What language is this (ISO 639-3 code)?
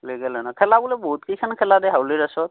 asm